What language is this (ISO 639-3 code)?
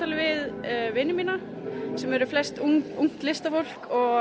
isl